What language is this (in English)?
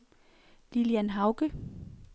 Danish